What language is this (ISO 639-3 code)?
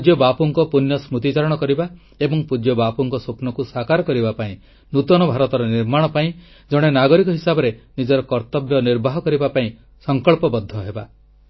ori